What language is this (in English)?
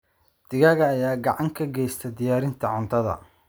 Somali